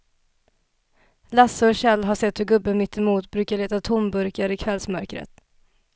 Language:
Swedish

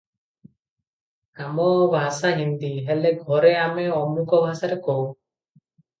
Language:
Odia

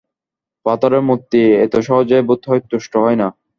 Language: Bangla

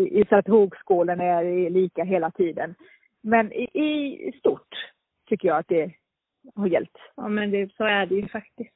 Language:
Swedish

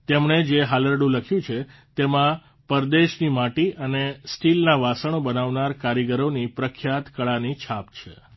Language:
Gujarati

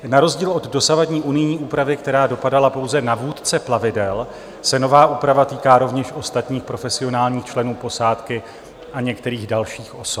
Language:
Czech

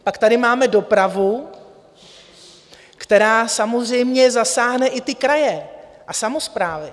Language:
Czech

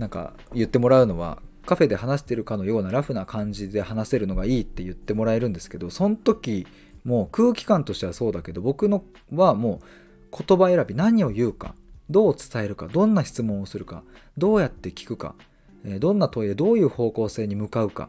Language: Japanese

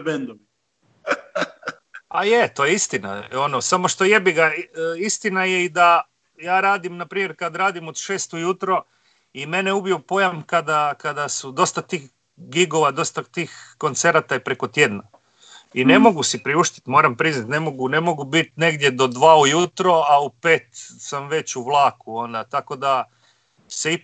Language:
Croatian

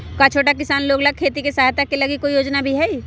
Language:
Magahi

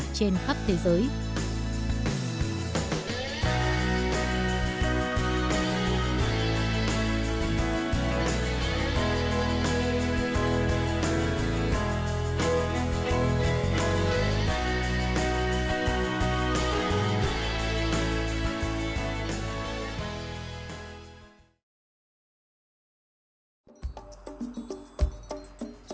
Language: Vietnamese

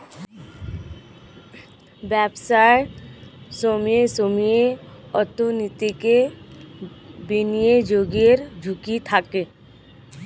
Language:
Bangla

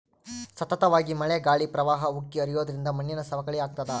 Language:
Kannada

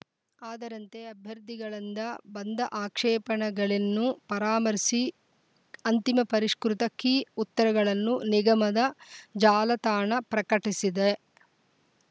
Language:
Kannada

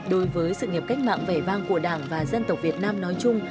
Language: Vietnamese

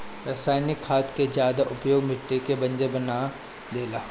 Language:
Bhojpuri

